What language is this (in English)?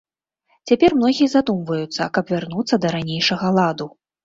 Belarusian